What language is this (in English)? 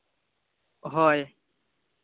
Santali